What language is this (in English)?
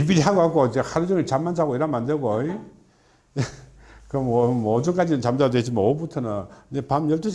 Korean